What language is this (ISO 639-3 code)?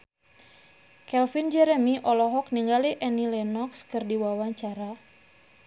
sun